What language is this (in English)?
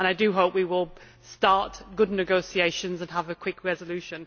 English